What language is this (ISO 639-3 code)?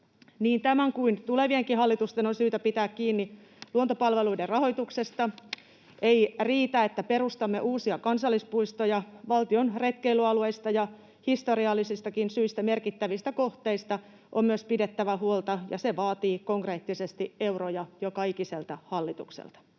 fin